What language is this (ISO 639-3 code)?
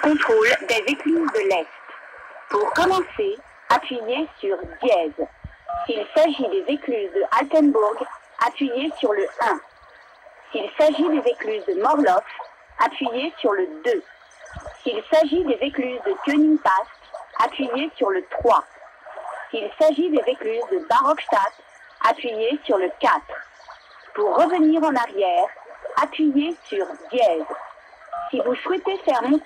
fra